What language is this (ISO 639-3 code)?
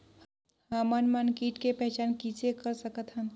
hne